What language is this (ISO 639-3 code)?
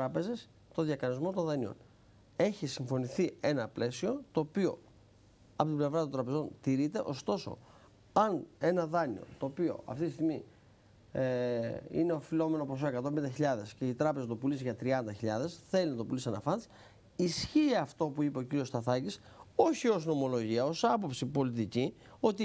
ell